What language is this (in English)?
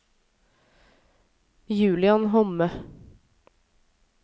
Norwegian